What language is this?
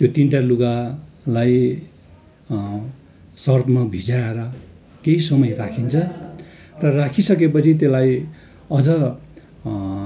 Nepali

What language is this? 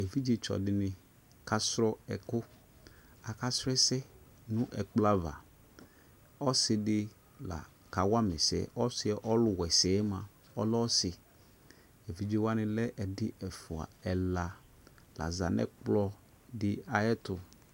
Ikposo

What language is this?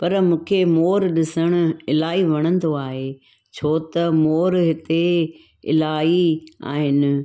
Sindhi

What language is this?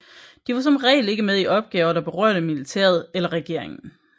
Danish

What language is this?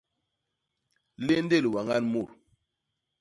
Basaa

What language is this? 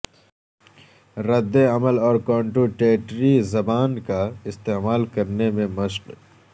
Urdu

